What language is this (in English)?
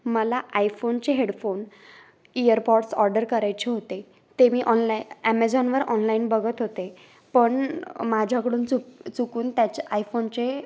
Marathi